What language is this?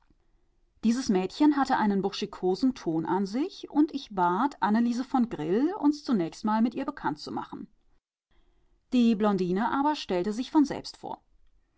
German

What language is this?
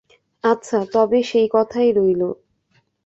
Bangla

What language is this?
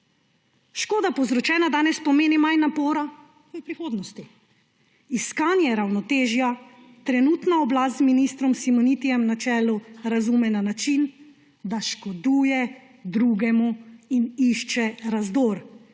Slovenian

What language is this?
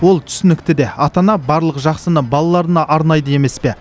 Kazakh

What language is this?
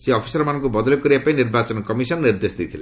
Odia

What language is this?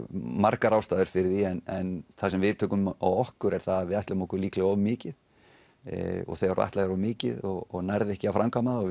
Icelandic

